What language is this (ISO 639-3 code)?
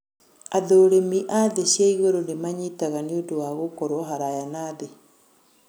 kik